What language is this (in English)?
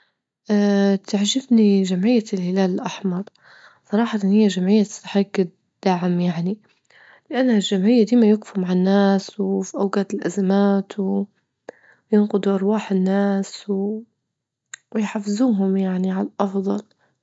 Libyan Arabic